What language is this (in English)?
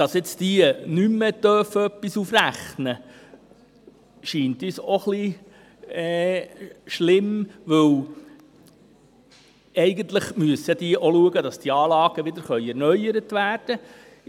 Swiss German